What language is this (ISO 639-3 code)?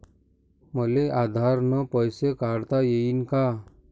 mar